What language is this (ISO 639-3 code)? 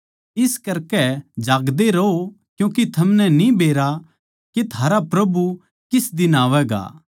bgc